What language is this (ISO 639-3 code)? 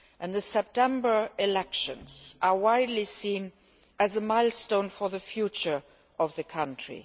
eng